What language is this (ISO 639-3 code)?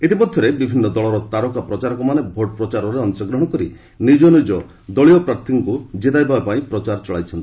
ori